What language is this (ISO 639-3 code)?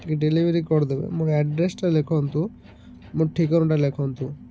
ori